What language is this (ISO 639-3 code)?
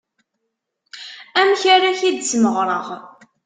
kab